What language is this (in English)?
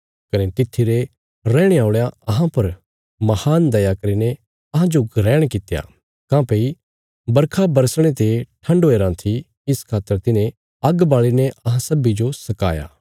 Bilaspuri